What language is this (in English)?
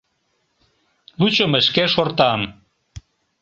Mari